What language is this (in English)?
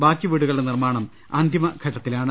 Malayalam